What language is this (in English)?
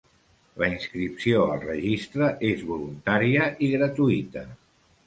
Catalan